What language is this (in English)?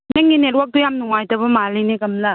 Manipuri